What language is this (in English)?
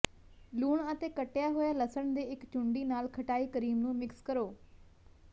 Punjabi